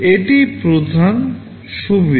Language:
Bangla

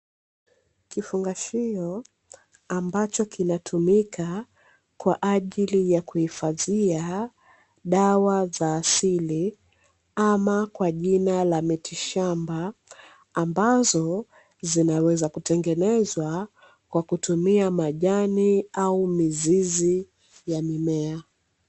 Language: Swahili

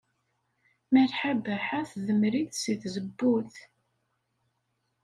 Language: Kabyle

